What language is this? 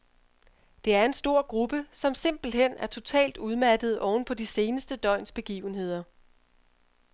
Danish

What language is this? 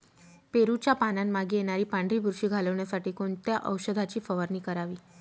Marathi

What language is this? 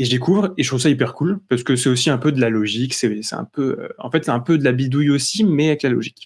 French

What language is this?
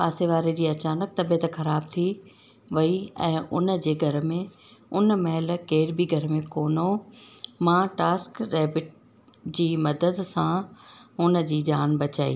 Sindhi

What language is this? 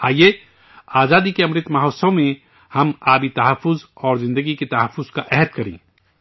Urdu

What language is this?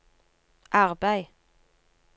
Norwegian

